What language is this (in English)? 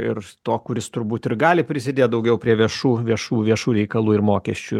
Lithuanian